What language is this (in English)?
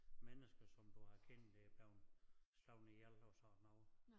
Danish